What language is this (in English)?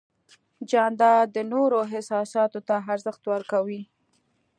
Pashto